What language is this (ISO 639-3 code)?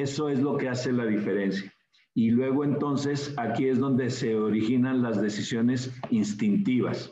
spa